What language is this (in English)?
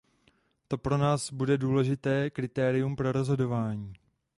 Czech